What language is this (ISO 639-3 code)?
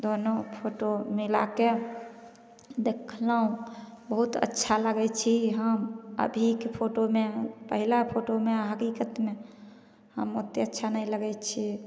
mai